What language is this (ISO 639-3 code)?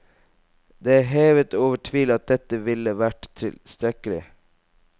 nor